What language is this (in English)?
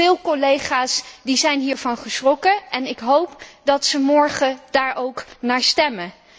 Dutch